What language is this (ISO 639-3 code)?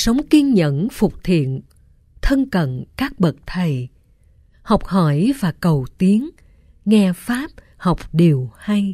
vie